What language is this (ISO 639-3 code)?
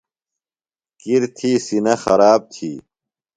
phl